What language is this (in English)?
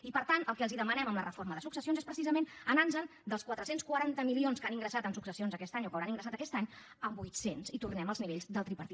Catalan